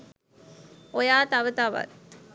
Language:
Sinhala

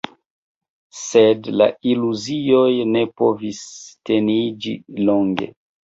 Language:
Esperanto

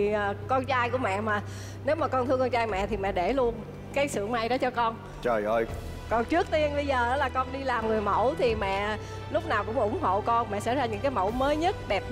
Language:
Vietnamese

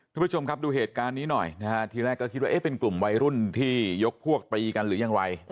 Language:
Thai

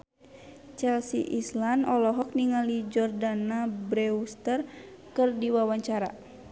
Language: Sundanese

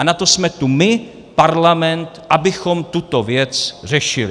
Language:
Czech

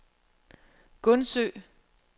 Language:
Danish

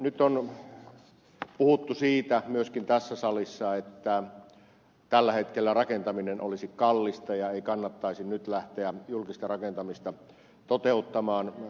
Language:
Finnish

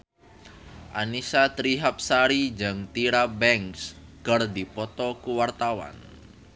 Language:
Sundanese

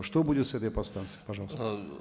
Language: Kazakh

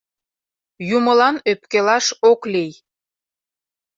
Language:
Mari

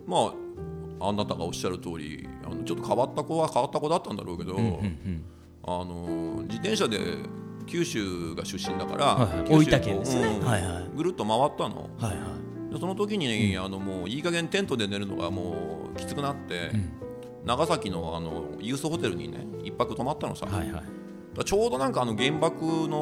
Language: Japanese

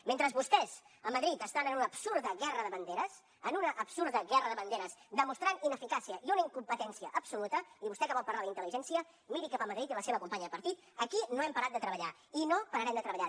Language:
Catalan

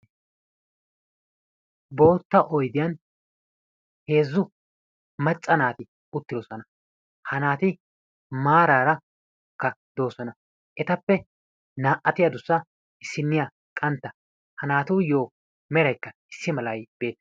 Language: Wolaytta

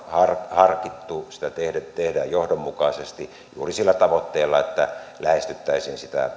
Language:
Finnish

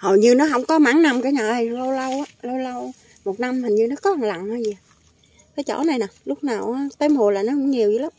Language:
Vietnamese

